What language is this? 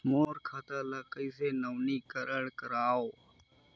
Chhattisgarhi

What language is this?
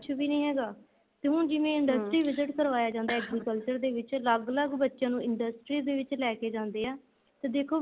Punjabi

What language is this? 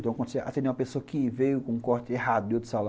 Portuguese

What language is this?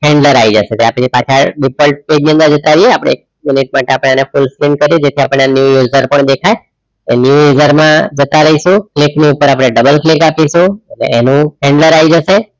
Gujarati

